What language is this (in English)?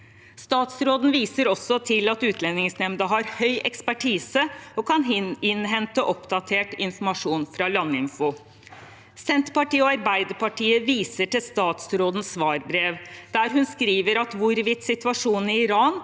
Norwegian